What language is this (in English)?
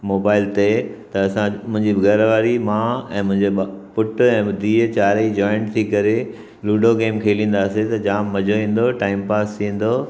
Sindhi